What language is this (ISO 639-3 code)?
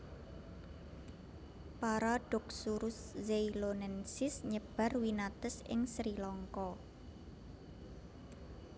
jav